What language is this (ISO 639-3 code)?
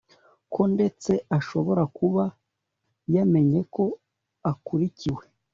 kin